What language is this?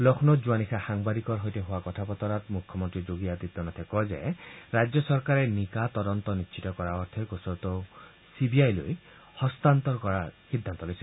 Assamese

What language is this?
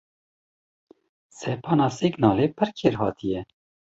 Kurdish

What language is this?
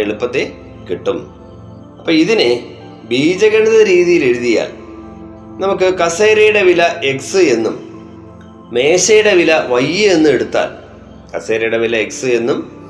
Malayalam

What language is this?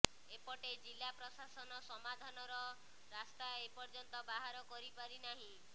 Odia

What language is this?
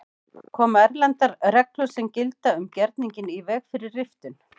Icelandic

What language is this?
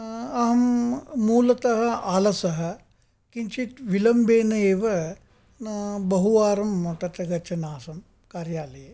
Sanskrit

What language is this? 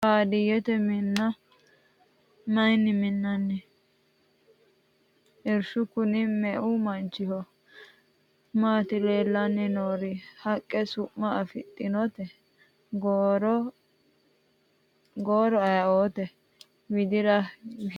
Sidamo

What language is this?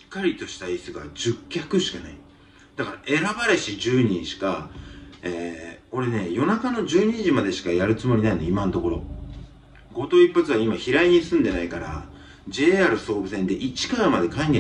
Japanese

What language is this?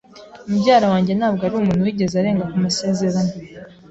Kinyarwanda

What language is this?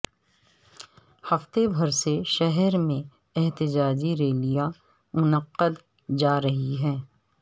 Urdu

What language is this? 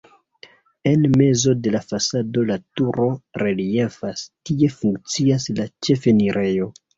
Esperanto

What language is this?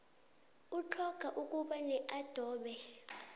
South Ndebele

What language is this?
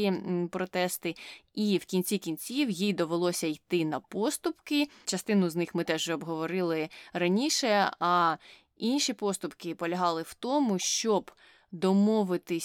Ukrainian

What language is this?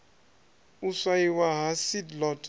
Venda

